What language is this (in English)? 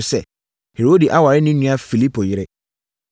Akan